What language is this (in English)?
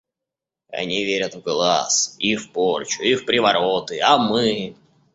Russian